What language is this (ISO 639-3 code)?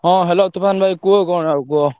ori